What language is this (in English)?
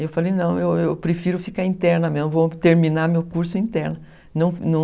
Portuguese